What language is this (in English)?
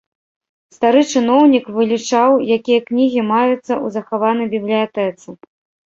Belarusian